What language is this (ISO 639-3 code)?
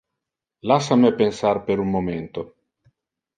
ina